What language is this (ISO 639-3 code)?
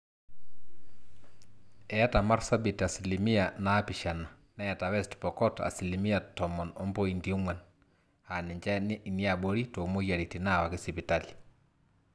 mas